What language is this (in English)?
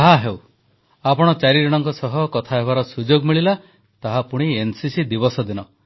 Odia